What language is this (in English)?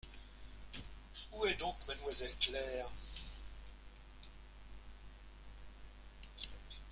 French